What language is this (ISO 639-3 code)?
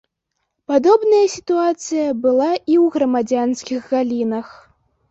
bel